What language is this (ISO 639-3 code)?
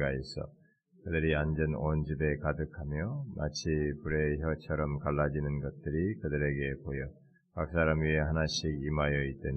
kor